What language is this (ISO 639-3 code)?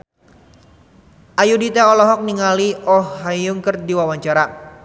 sun